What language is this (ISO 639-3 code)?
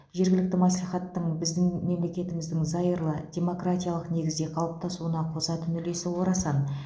kaz